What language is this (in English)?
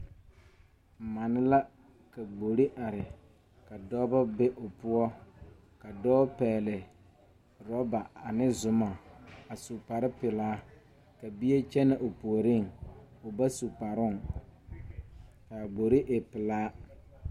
Southern Dagaare